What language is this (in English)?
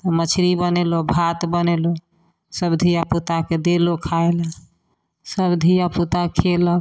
Maithili